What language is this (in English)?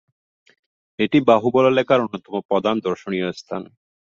Bangla